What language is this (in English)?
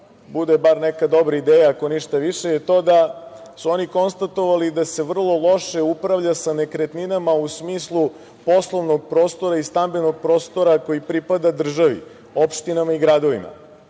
Serbian